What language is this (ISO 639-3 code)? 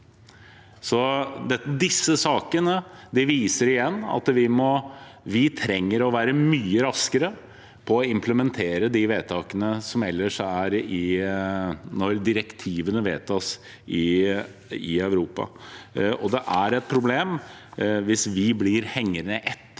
nor